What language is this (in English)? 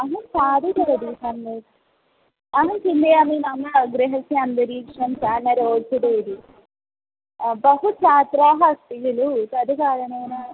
Sanskrit